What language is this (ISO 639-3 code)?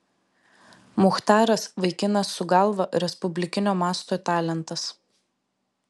lit